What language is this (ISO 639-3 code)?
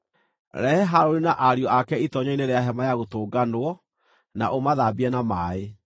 kik